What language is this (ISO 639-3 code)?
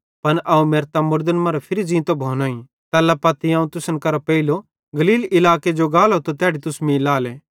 bhd